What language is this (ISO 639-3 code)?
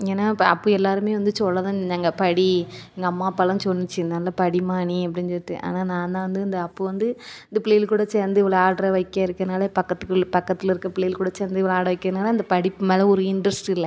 tam